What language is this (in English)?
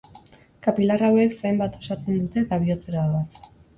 Basque